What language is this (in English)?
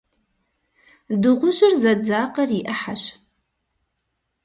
Kabardian